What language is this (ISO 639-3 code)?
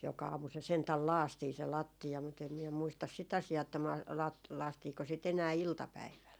fin